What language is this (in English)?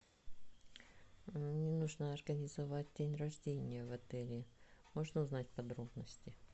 Russian